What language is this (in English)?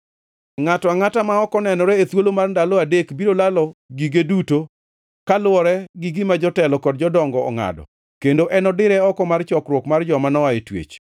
Luo (Kenya and Tanzania)